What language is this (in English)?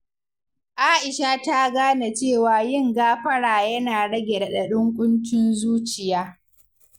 Hausa